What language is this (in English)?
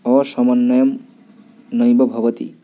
Sanskrit